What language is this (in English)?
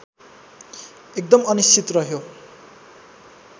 Nepali